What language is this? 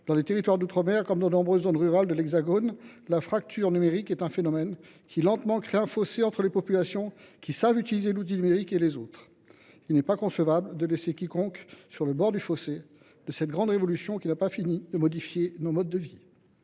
French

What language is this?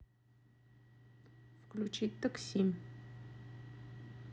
Russian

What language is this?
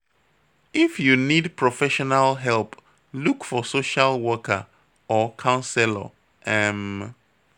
Nigerian Pidgin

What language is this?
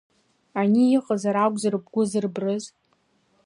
Abkhazian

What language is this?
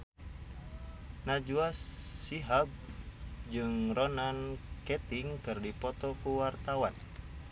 Sundanese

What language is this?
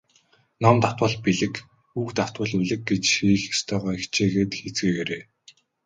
Mongolian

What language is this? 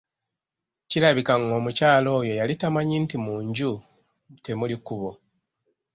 Ganda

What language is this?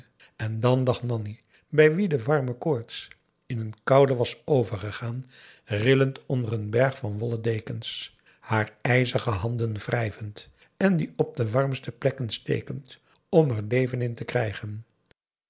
Dutch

